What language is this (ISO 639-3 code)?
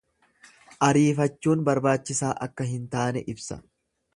orm